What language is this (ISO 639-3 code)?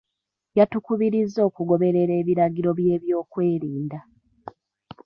lug